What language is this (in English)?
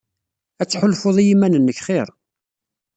Kabyle